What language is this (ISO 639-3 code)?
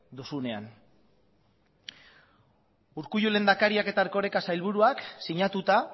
eus